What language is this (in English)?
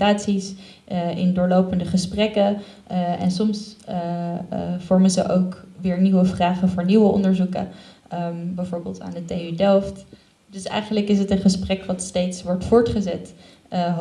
Dutch